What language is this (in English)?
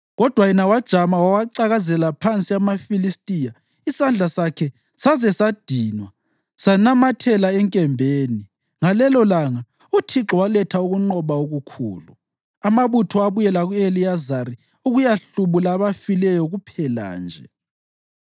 North Ndebele